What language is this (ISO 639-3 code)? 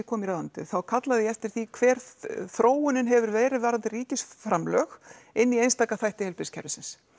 isl